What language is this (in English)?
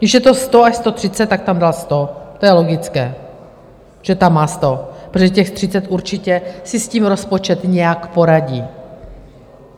Czech